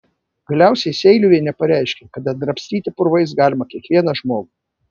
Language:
Lithuanian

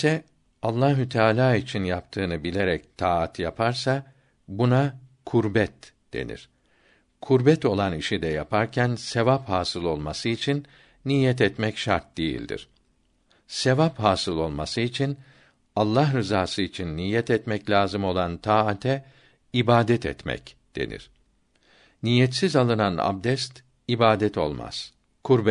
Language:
Turkish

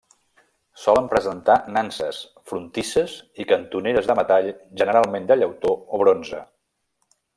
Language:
Catalan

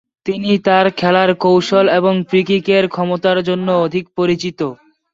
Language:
Bangla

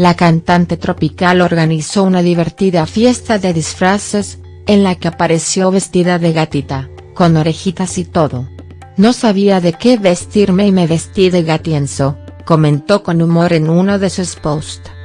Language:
Spanish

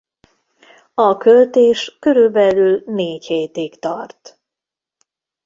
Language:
Hungarian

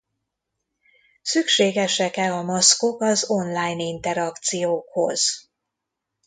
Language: Hungarian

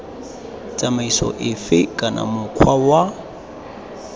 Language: Tswana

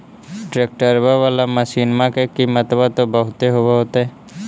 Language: Magahi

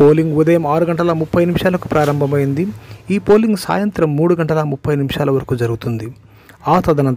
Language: Indonesian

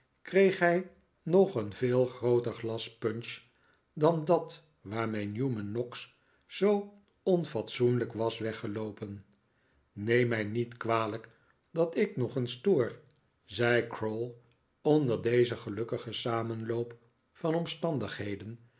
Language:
Dutch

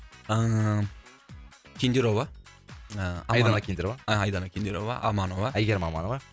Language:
Kazakh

